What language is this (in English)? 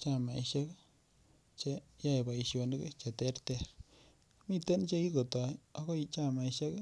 Kalenjin